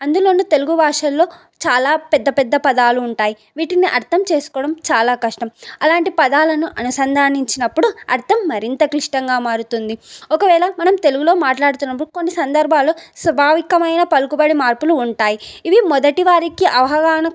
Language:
Telugu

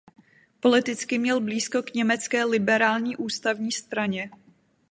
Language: Czech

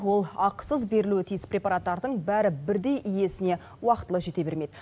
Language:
Kazakh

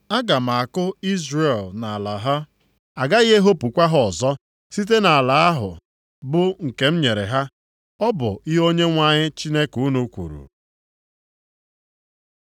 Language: Igbo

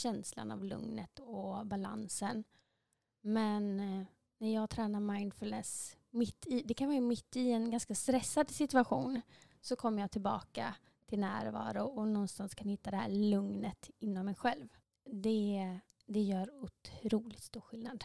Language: Swedish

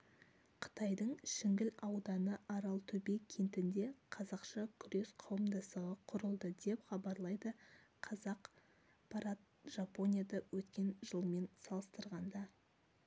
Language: Kazakh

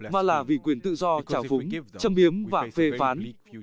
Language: Vietnamese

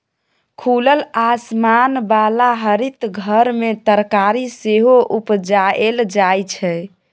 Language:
Maithili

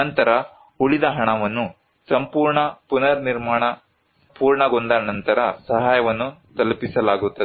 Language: Kannada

